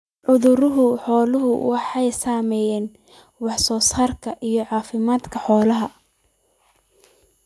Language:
Somali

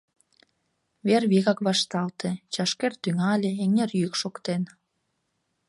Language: Mari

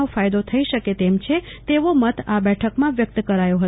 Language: Gujarati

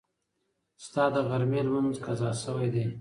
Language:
Pashto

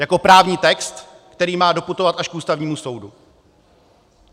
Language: Czech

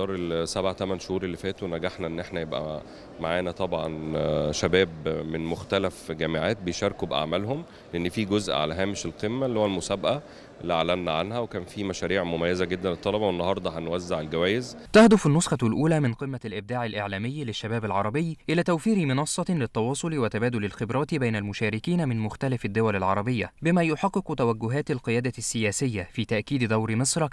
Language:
Arabic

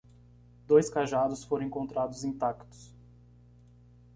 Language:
Portuguese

